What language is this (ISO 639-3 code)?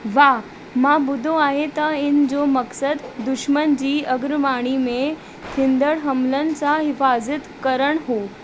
snd